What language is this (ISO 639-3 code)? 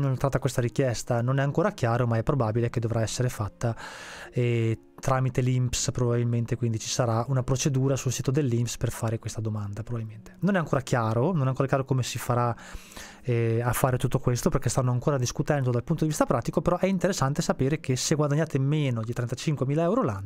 ita